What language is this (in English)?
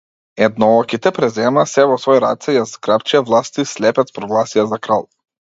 Macedonian